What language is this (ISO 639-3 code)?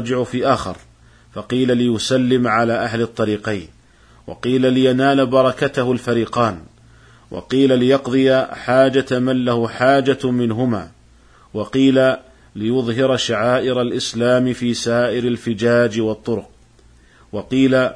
ara